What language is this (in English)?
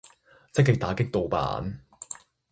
Cantonese